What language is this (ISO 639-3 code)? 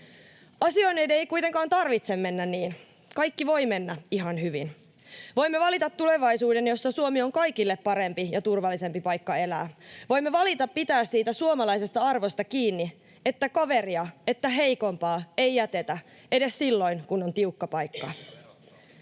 fin